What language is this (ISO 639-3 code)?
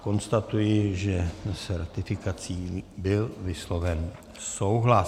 ces